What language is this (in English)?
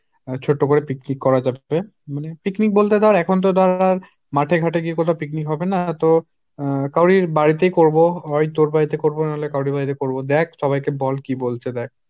Bangla